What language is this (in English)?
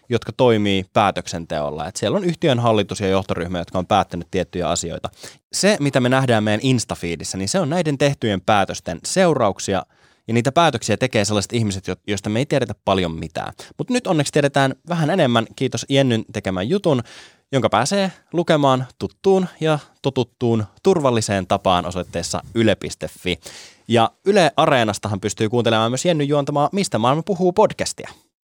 Finnish